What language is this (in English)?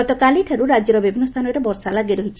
Odia